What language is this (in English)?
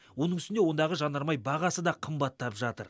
Kazakh